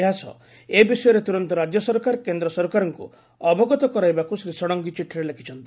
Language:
Odia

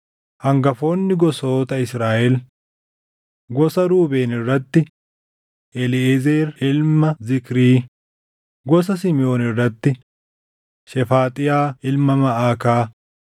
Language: Oromo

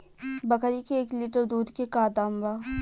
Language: Bhojpuri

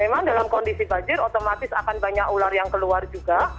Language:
Indonesian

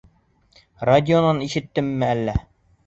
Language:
Bashkir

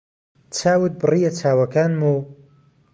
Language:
Central Kurdish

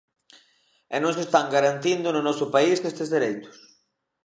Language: Galician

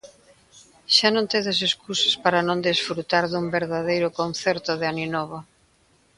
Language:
Galician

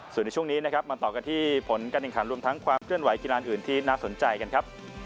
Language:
Thai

